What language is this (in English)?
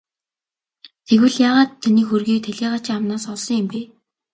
Mongolian